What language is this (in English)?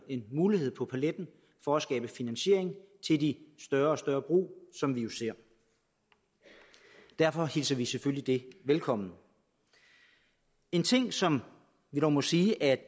Danish